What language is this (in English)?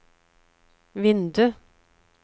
Norwegian